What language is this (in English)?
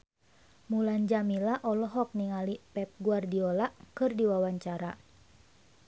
Sundanese